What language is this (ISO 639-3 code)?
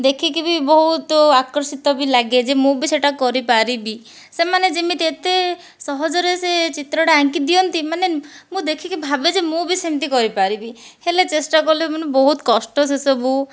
ori